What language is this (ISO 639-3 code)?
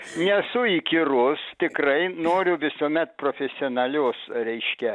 lit